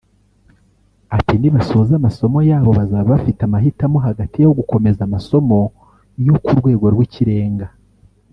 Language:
Kinyarwanda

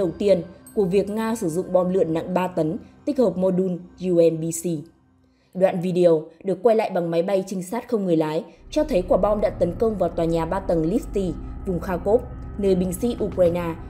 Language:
Vietnamese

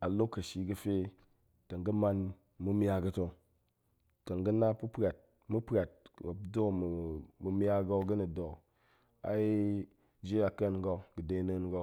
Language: Goemai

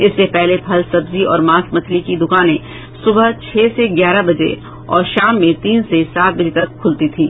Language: Hindi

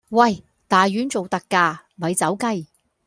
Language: Cantonese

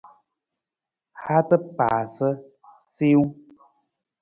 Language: Nawdm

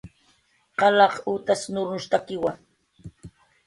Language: Jaqaru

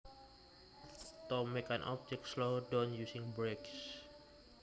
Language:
Javanese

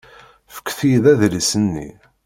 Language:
Kabyle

